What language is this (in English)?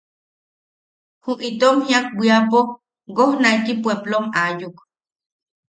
Yaqui